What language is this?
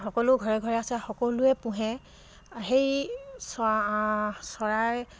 Assamese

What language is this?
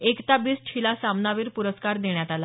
Marathi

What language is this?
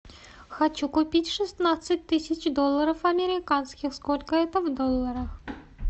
Russian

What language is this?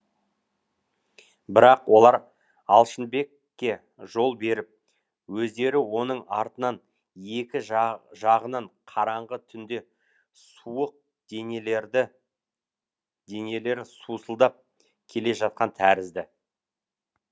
Kazakh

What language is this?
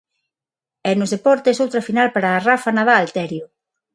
Galician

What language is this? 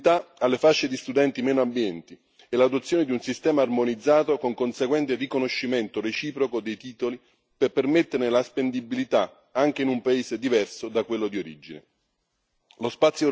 Italian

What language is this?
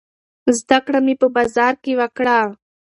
Pashto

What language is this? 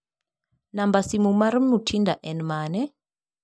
Luo (Kenya and Tanzania)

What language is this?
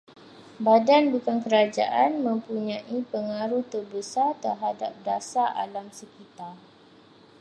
Malay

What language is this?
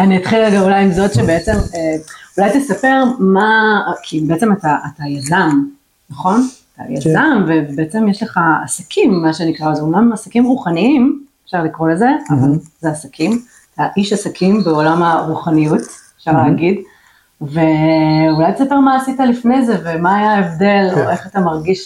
Hebrew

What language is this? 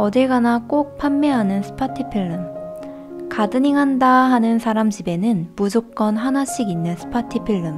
Korean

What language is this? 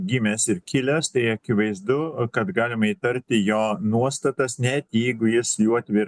Lithuanian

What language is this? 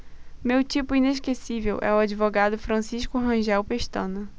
Portuguese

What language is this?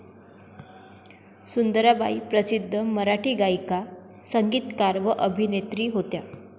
Marathi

